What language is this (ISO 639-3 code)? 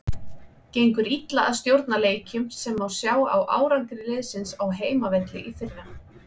isl